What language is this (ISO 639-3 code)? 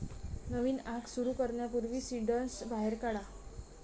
mar